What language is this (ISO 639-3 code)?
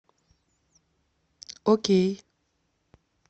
rus